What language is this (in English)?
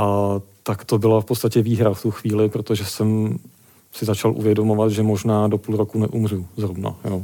Czech